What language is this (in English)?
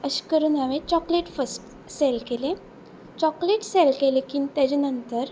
Konkani